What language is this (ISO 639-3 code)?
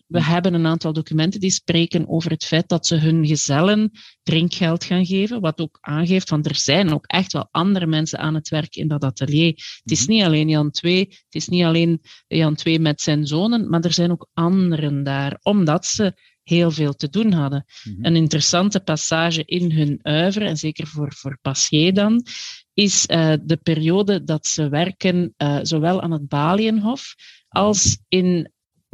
nld